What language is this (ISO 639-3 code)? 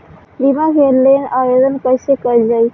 bho